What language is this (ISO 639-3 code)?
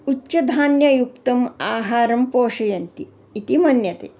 san